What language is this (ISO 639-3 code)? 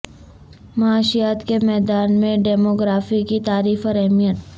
urd